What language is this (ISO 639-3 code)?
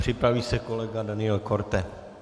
ces